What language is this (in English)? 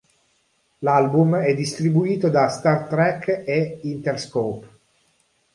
Italian